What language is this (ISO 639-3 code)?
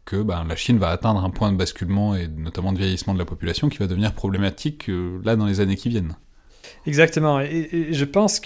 fra